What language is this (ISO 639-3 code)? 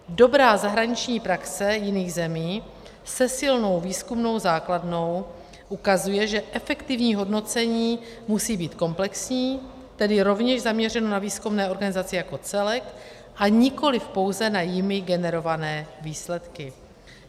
ces